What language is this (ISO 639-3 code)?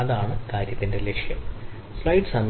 mal